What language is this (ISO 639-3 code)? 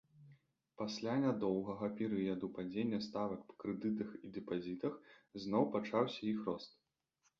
bel